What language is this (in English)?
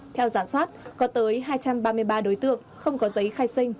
Vietnamese